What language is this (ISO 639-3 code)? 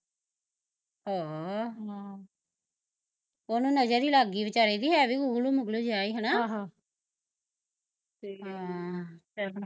pan